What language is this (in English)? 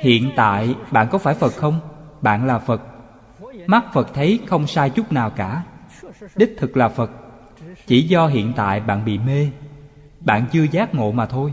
Vietnamese